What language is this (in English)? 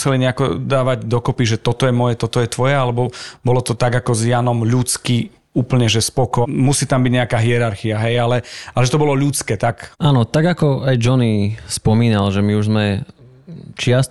Slovak